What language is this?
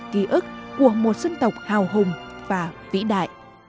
Vietnamese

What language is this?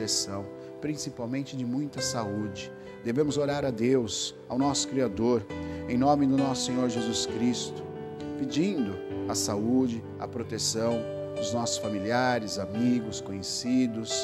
Portuguese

